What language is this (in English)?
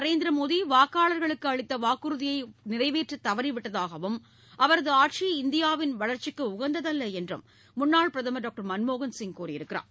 Tamil